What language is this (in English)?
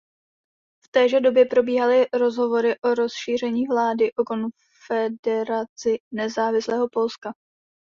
Czech